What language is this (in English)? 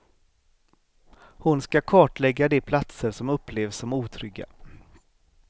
Swedish